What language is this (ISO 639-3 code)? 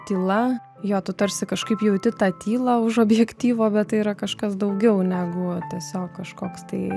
lit